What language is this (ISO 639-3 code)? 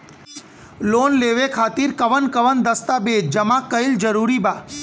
bho